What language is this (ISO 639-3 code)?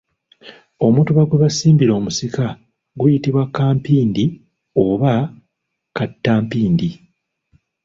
lug